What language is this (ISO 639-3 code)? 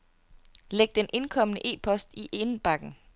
dan